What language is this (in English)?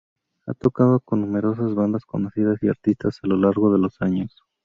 Spanish